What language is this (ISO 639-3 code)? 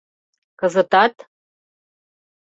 chm